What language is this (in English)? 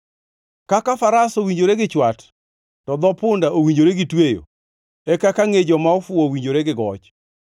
Luo (Kenya and Tanzania)